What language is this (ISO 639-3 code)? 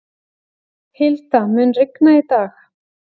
isl